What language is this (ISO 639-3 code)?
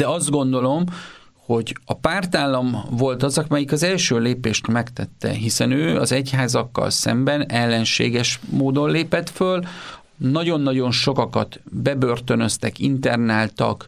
hun